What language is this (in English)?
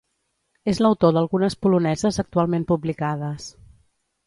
Catalan